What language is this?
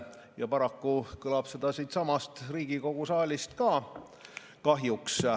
Estonian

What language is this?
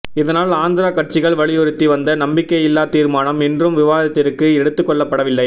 Tamil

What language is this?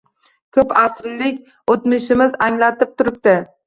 Uzbek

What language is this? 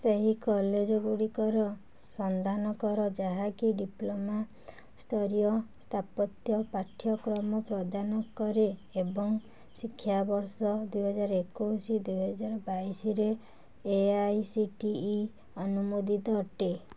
Odia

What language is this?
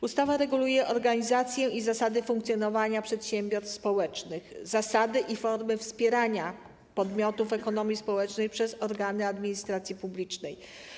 Polish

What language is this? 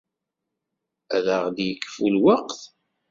Kabyle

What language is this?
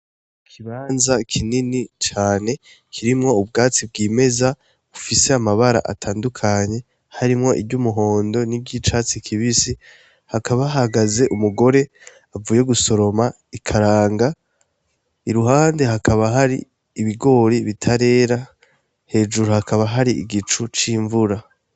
Rundi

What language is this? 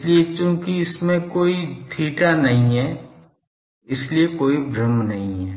Hindi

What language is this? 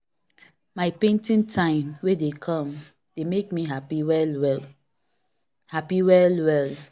Nigerian Pidgin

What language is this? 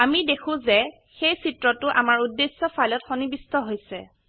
Assamese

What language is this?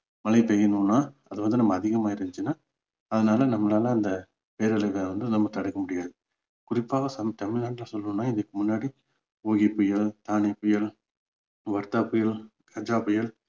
Tamil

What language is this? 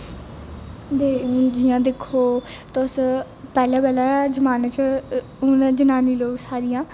Dogri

